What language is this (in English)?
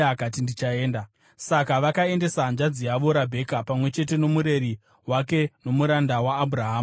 Shona